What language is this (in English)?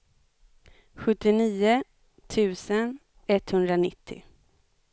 Swedish